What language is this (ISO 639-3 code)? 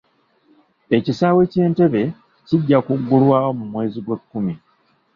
lug